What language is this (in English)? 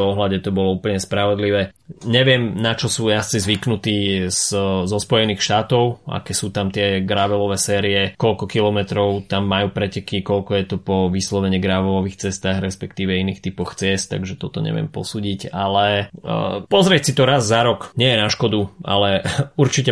Slovak